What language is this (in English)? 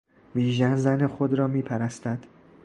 Persian